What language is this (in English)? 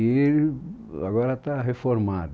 Portuguese